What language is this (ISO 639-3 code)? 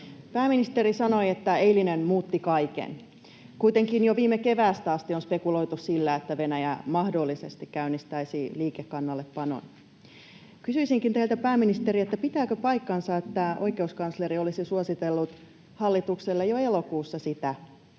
fin